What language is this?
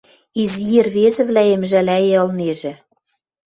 Western Mari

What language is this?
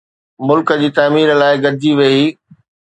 Sindhi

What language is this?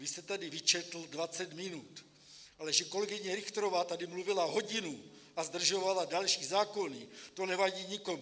Czech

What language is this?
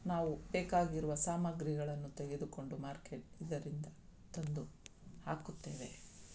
Kannada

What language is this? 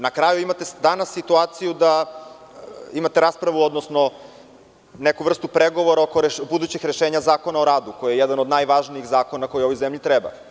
Serbian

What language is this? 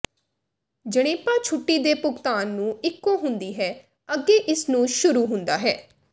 Punjabi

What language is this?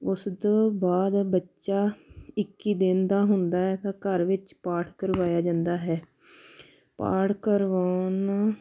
Punjabi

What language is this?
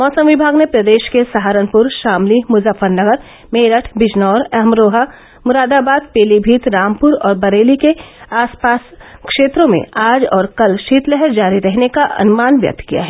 Hindi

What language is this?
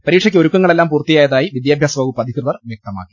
Malayalam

